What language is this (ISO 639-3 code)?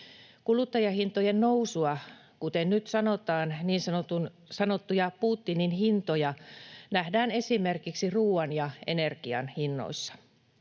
fin